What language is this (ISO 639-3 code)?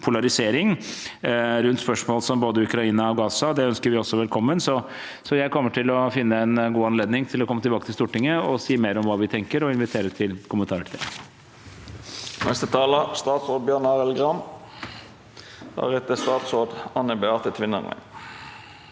nor